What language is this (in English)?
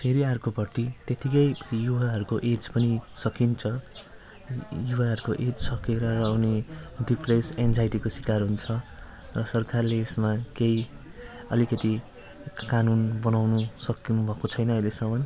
Nepali